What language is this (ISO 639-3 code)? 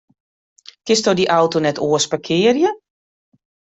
fry